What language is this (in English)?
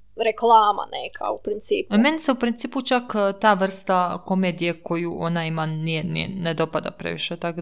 Croatian